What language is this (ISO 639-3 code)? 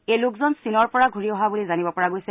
asm